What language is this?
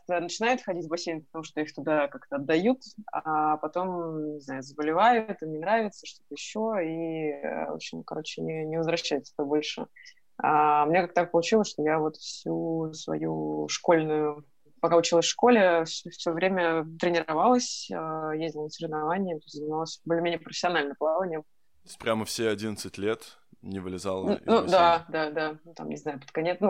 Russian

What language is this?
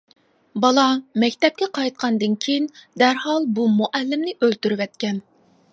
Uyghur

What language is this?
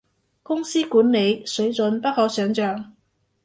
Cantonese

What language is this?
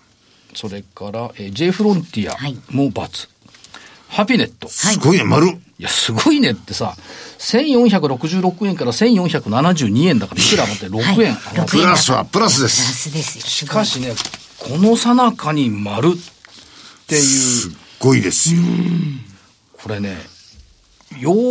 Japanese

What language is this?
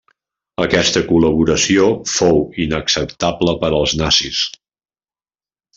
Catalan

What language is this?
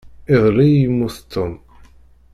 Kabyle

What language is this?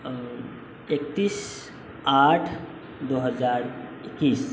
Maithili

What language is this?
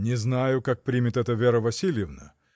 Russian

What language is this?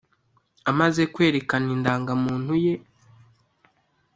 Kinyarwanda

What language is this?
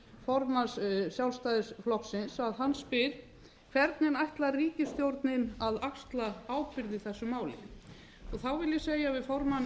Icelandic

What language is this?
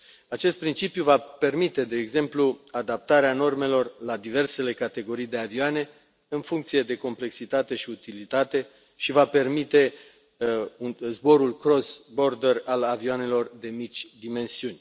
Romanian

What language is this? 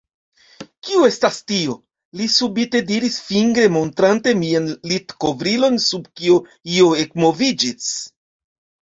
Esperanto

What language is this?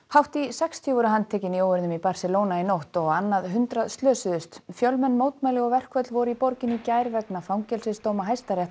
Icelandic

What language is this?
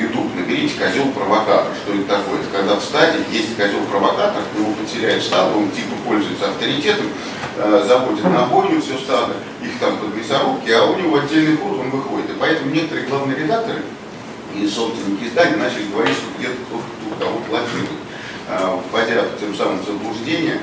Russian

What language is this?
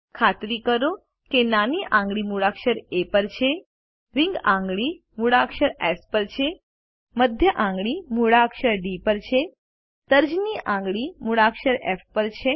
Gujarati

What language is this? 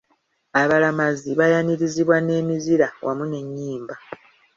Ganda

